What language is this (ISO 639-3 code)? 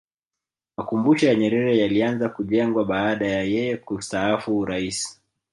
swa